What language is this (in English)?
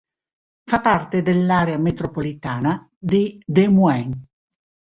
Italian